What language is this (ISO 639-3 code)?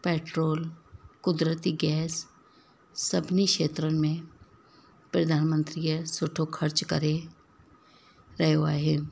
snd